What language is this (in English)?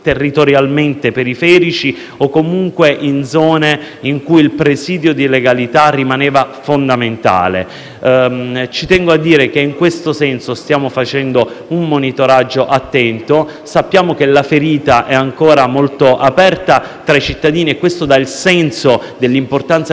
Italian